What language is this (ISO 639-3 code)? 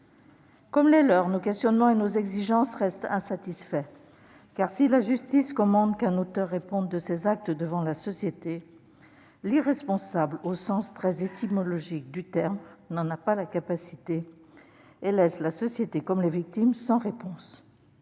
fra